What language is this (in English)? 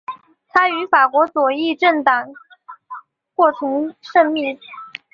Chinese